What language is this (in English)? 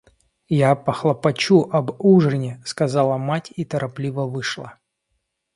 Russian